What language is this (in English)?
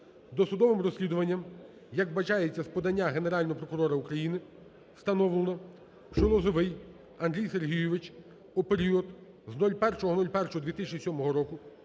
Ukrainian